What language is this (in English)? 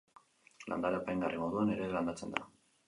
Basque